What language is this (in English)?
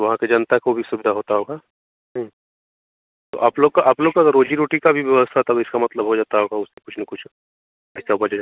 Hindi